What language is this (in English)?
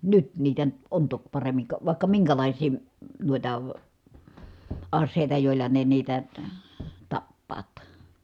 Finnish